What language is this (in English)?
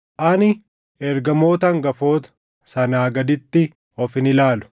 Oromo